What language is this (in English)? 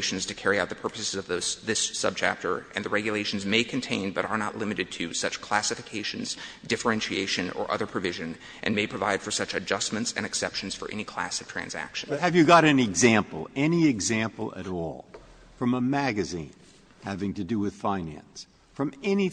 English